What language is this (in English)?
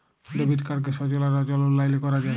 Bangla